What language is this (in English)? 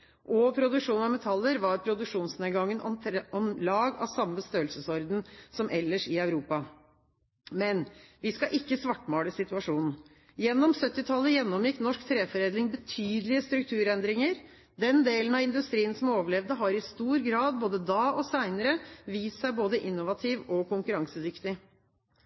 Norwegian Bokmål